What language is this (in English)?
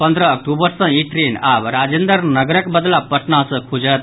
Maithili